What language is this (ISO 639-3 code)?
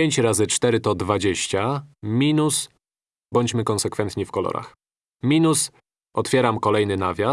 pol